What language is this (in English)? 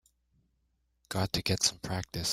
English